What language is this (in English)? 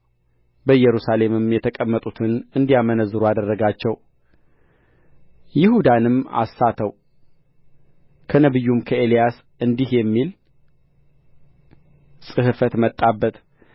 Amharic